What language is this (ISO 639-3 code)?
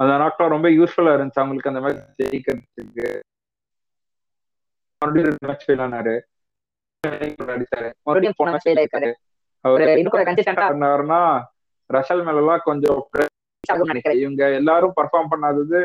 tam